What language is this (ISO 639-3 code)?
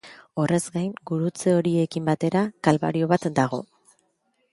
eus